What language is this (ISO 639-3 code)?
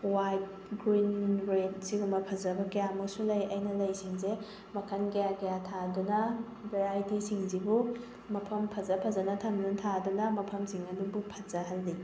mni